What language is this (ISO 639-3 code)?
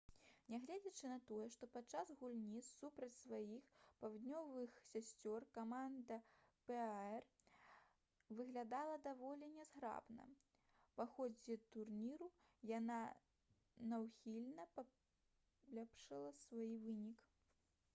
bel